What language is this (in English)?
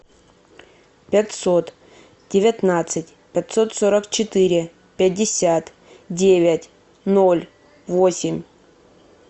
Russian